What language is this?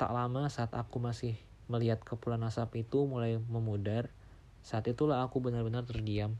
Indonesian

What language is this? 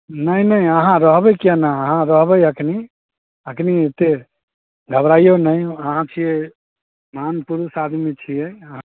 Maithili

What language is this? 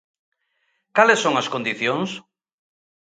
Galician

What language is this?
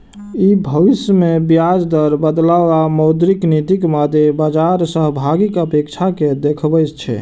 Maithili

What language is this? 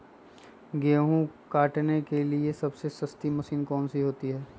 Magahi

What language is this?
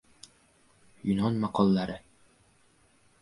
Uzbek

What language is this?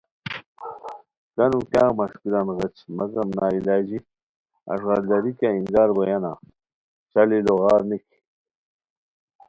Khowar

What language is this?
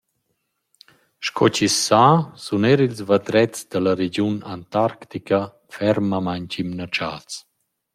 Romansh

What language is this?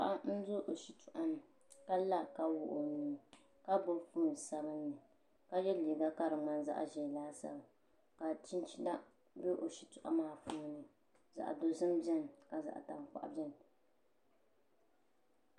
Dagbani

